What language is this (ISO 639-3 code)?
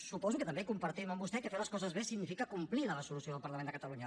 cat